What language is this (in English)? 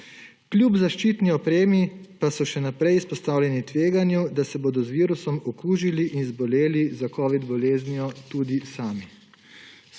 Slovenian